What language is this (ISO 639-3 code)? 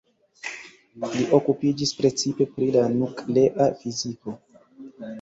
epo